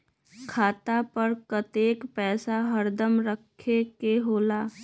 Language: Magahi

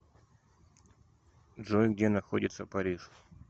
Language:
Russian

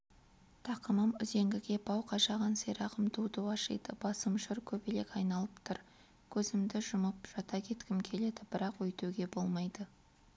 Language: Kazakh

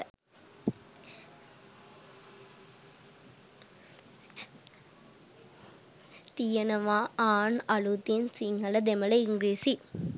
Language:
Sinhala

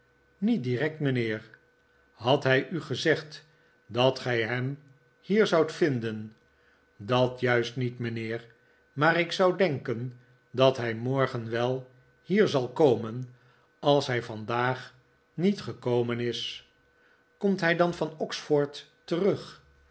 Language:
Dutch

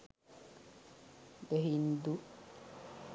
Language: Sinhala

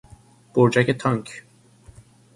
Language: Persian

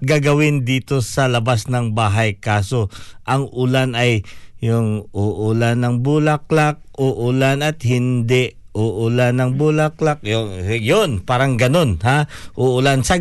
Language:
Filipino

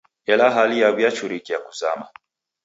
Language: Taita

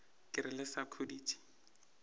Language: Northern Sotho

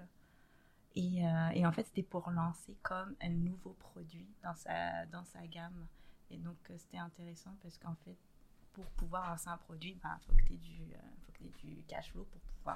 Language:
French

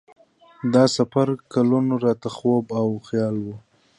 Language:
Pashto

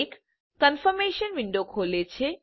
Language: Gujarati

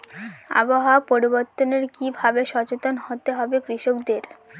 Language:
Bangla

